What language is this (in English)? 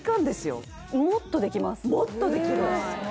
Japanese